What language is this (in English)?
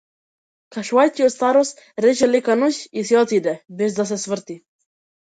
Macedonian